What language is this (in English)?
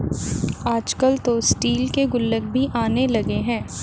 Hindi